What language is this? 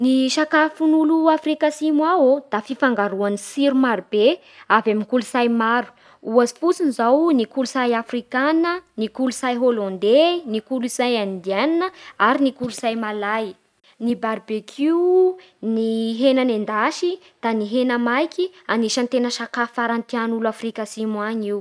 Bara Malagasy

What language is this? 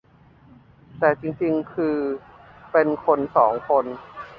Thai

